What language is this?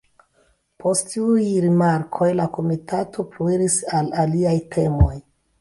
Esperanto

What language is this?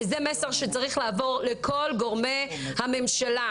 Hebrew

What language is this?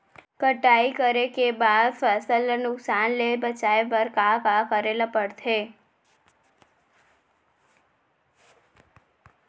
Chhattisgarhi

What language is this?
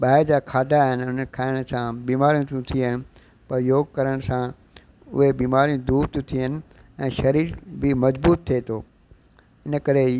Sindhi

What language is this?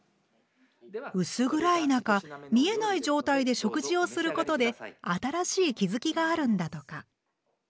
Japanese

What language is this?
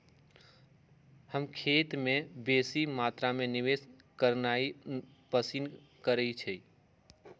Magahi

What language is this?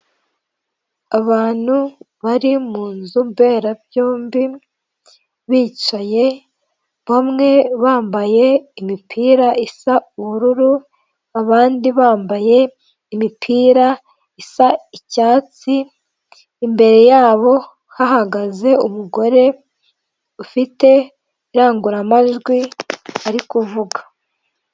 Kinyarwanda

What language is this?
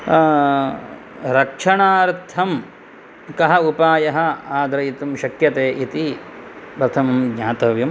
Sanskrit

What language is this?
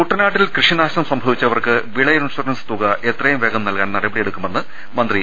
Malayalam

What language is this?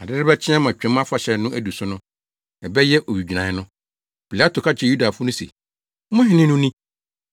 Akan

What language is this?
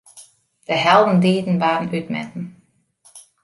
Western Frisian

